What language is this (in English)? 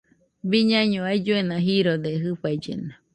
Nüpode Huitoto